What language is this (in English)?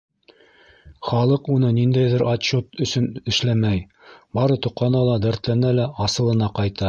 Bashkir